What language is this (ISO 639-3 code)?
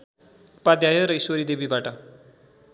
nep